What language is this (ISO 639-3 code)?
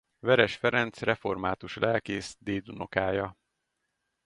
hun